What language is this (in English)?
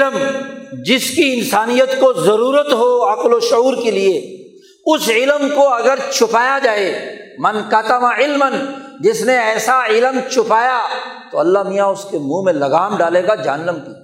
Urdu